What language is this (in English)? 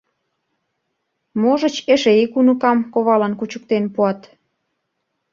Mari